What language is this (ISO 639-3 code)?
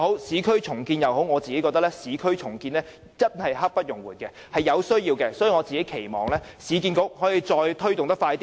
yue